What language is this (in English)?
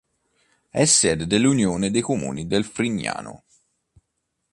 Italian